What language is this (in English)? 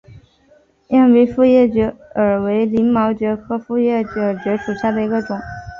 Chinese